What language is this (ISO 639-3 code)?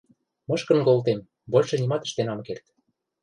mrj